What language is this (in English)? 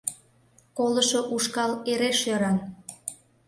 Mari